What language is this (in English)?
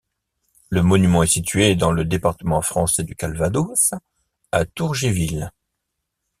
French